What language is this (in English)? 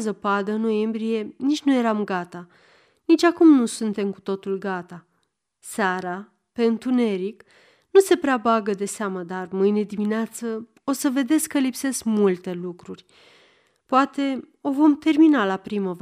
Romanian